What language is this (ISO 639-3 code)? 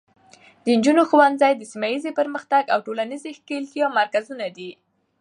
pus